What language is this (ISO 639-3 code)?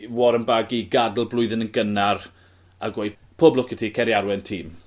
cym